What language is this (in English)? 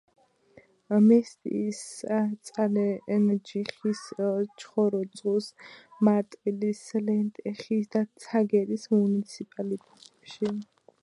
Georgian